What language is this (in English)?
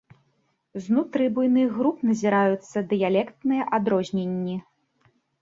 Belarusian